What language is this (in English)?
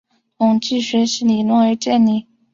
Chinese